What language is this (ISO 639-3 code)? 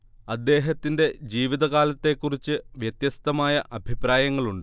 mal